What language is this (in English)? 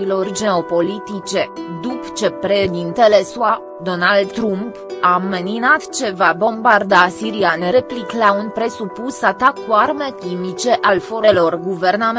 Romanian